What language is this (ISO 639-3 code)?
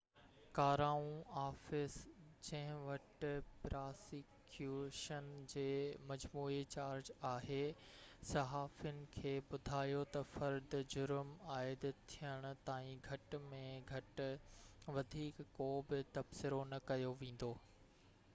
snd